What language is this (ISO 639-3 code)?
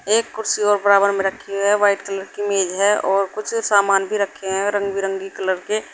hin